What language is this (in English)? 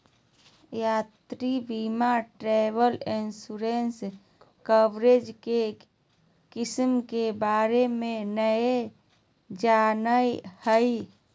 Magahi